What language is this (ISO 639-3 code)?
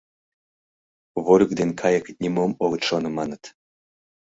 chm